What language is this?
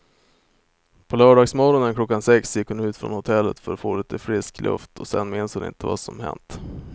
Swedish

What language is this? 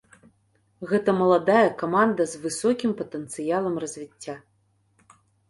Belarusian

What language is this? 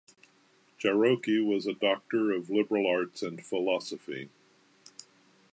English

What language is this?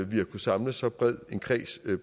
Danish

